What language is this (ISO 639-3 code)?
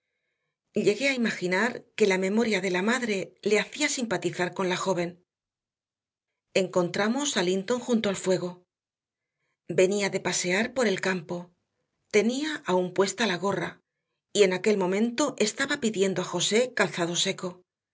spa